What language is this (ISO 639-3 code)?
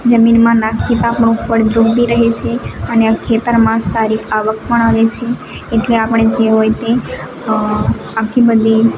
guj